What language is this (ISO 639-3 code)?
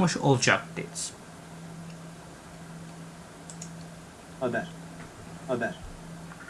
tur